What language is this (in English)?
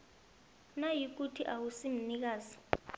South Ndebele